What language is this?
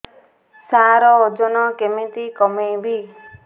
Odia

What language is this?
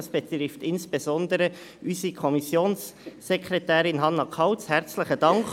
Swiss German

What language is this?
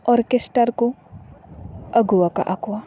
Santali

